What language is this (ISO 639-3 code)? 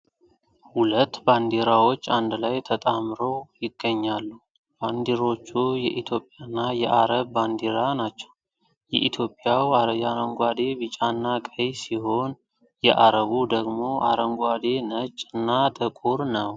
amh